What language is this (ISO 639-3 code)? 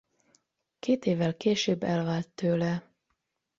hun